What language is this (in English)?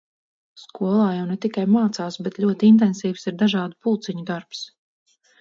Latvian